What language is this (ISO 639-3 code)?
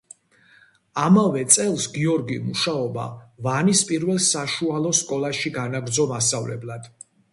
kat